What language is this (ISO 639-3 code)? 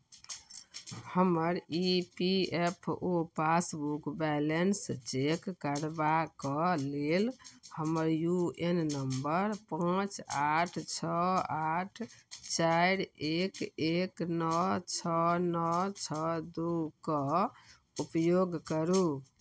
mai